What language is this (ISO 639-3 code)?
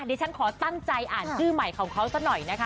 tha